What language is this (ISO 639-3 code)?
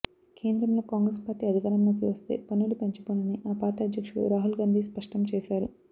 tel